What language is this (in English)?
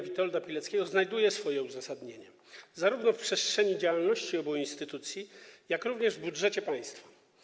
Polish